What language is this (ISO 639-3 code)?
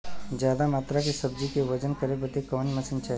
bho